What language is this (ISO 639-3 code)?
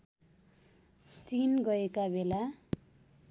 nep